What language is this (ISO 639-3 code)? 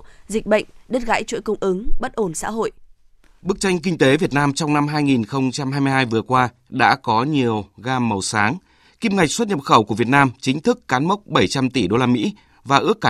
vie